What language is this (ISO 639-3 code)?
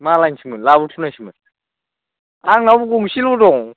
brx